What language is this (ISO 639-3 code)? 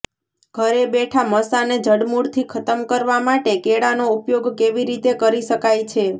guj